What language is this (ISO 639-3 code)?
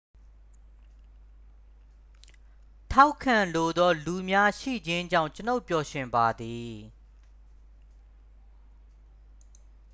mya